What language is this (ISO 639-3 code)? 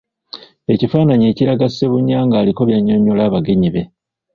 lug